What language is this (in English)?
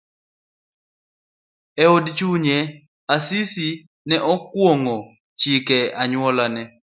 Luo (Kenya and Tanzania)